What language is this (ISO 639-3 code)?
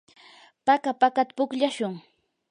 qur